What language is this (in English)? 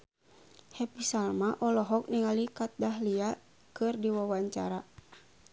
Sundanese